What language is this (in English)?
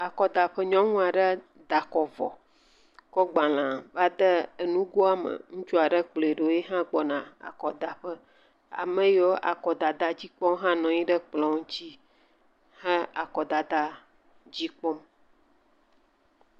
Ewe